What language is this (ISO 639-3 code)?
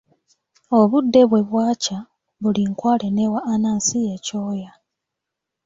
lug